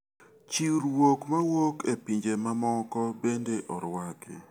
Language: Luo (Kenya and Tanzania)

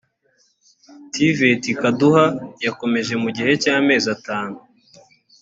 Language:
Kinyarwanda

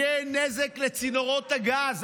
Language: Hebrew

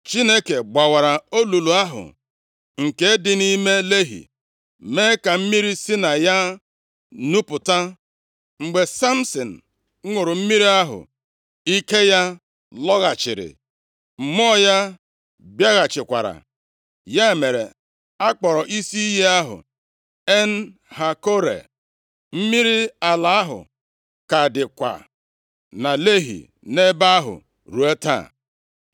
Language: Igbo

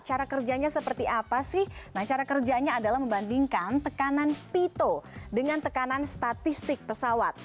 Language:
Indonesian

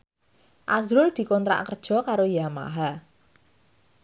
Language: Javanese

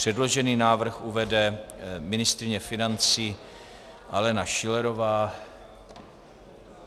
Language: Czech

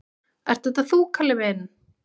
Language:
Icelandic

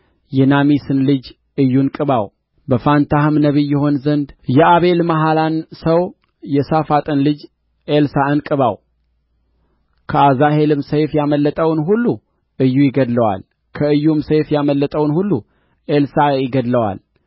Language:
Amharic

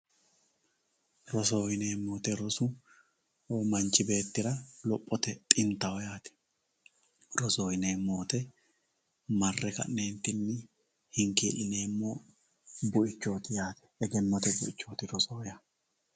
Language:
Sidamo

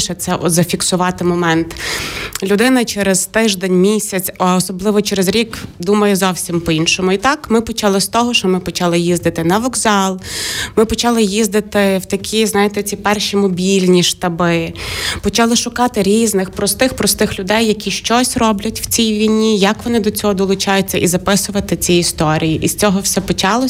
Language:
Ukrainian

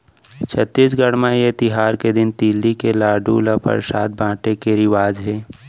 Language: Chhattisgarhi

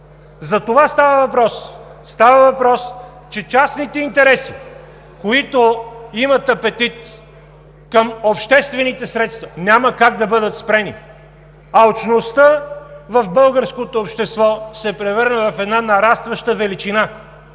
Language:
Bulgarian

